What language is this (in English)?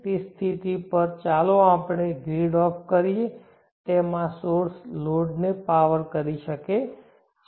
Gujarati